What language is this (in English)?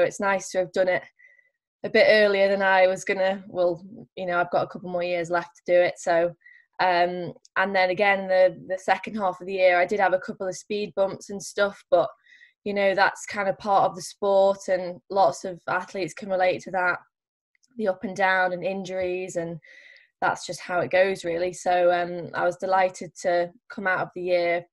English